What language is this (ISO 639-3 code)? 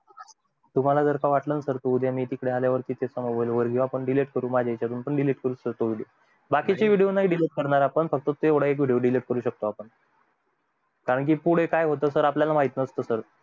mar